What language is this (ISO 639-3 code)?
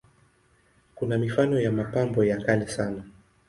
swa